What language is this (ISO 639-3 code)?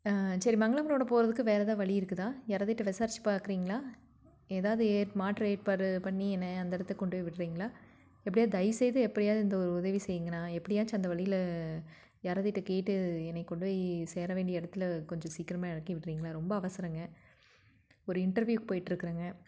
tam